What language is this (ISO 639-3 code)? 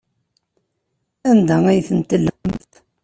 kab